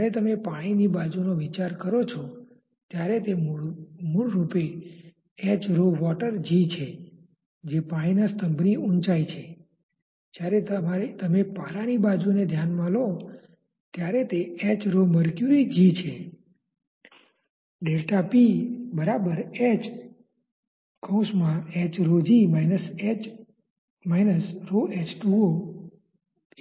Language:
Gujarati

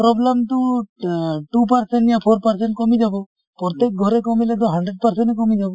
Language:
Assamese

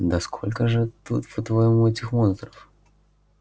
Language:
Russian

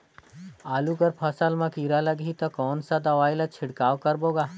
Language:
Chhattisgarhi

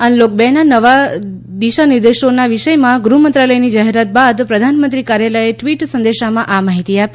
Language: Gujarati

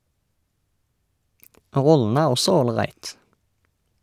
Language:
Norwegian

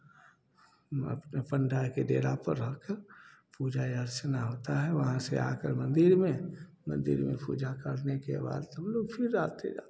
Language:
Hindi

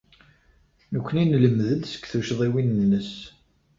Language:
Kabyle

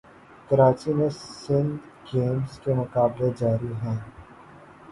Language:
Urdu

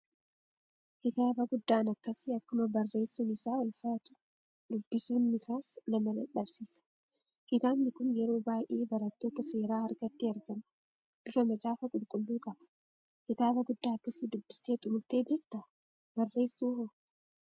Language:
Oromo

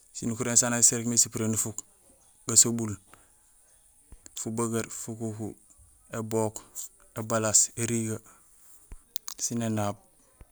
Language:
Gusilay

